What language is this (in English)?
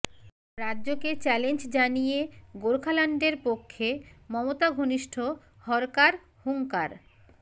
Bangla